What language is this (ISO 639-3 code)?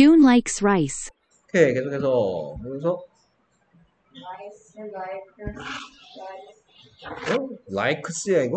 kor